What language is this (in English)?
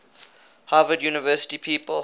English